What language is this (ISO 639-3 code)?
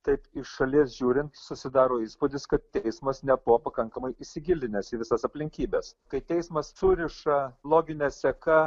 lit